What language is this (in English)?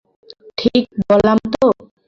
Bangla